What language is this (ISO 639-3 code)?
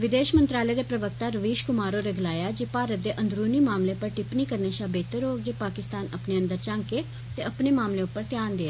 doi